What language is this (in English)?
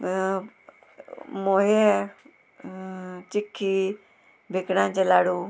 Konkani